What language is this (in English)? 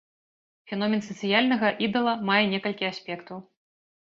Belarusian